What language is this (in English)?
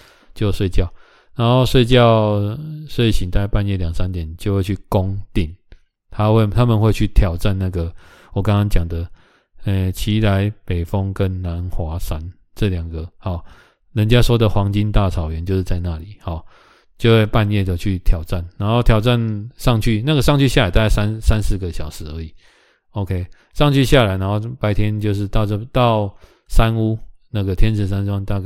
Chinese